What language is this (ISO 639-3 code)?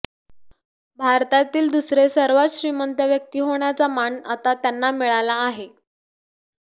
mar